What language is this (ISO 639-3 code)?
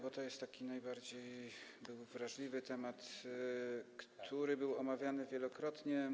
pol